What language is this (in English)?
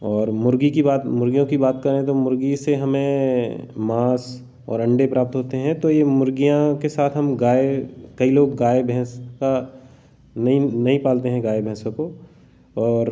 Hindi